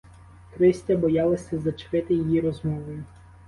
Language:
Ukrainian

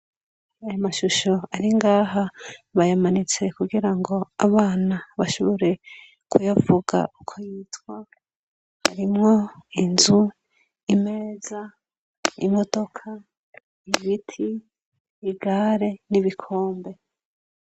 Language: Rundi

